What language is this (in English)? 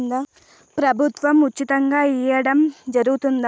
Telugu